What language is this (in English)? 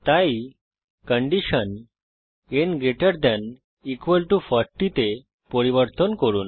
Bangla